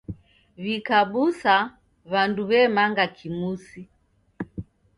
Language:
Taita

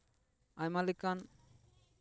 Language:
Santali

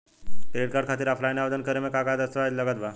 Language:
Bhojpuri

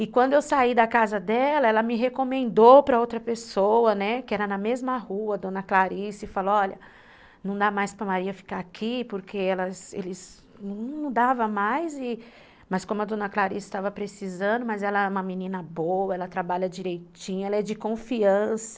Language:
Portuguese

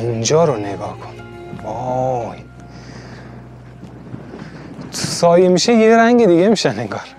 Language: Persian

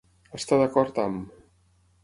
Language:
Catalan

